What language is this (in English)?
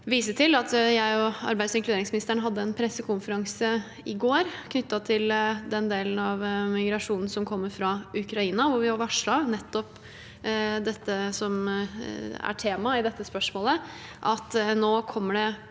Norwegian